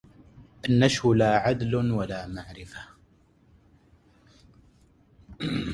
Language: Arabic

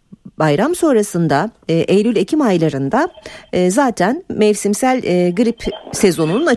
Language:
Turkish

